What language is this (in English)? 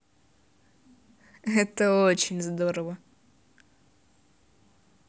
Russian